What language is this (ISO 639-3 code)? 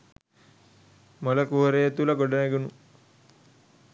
sin